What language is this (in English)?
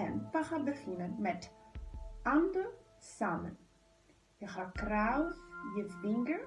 Dutch